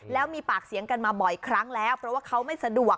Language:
Thai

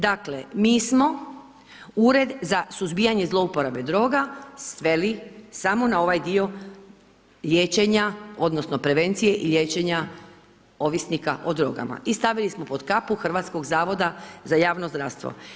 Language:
Croatian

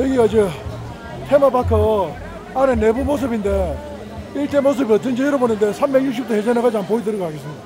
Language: Korean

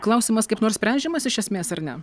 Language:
Lithuanian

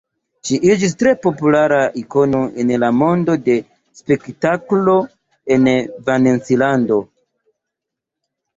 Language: Esperanto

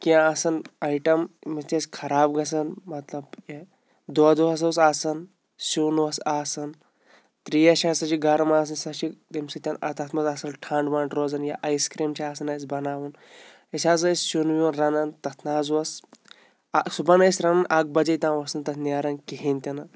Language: Kashmiri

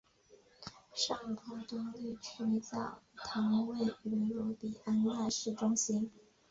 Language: Chinese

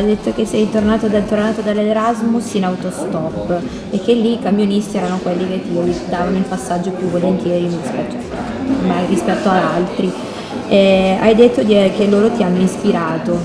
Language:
Italian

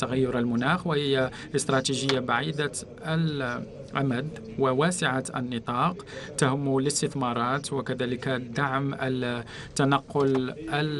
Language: Arabic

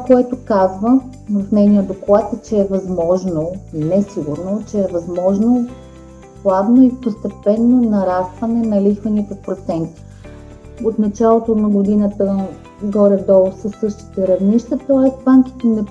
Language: Bulgarian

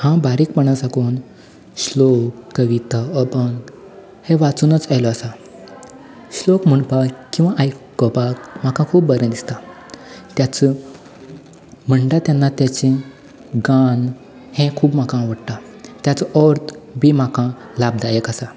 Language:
Konkani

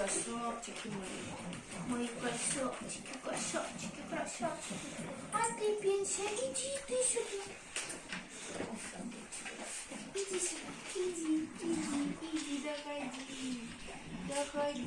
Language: Russian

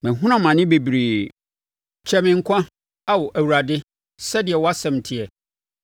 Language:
Akan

